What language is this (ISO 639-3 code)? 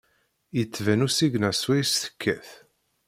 kab